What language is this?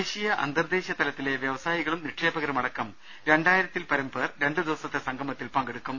Malayalam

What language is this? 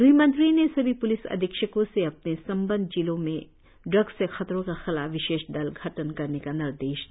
Hindi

